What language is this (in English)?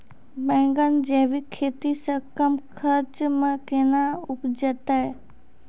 Maithili